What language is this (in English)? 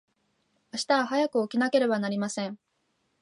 Japanese